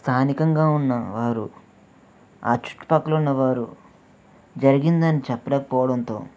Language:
Telugu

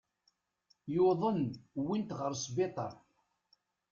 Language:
Kabyle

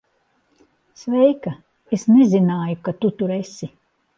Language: Latvian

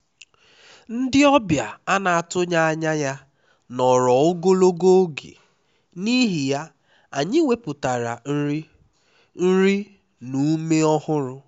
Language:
Igbo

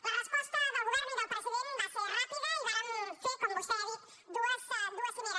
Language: Catalan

